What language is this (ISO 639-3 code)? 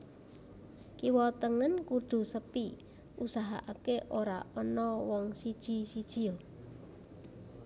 jav